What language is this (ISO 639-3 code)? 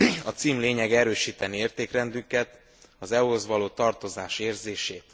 hun